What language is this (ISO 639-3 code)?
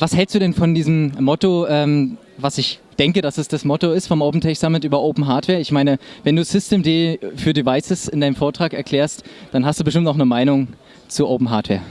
deu